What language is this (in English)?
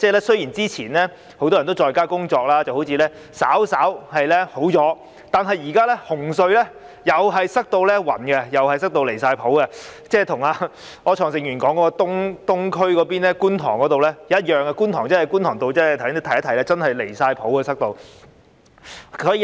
Cantonese